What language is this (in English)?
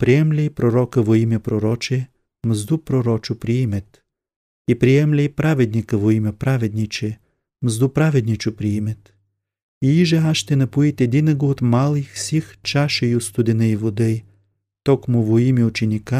Bulgarian